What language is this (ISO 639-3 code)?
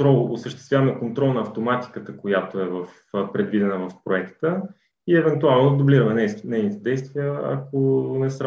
bul